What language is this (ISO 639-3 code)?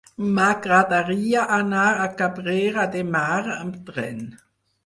cat